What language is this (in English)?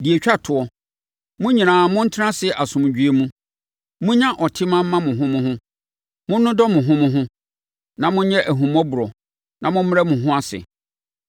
Akan